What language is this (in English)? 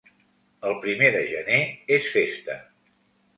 Catalan